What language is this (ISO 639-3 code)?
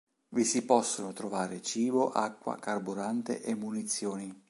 ita